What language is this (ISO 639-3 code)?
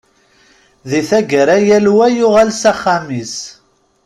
kab